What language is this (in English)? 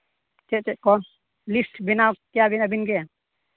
Santali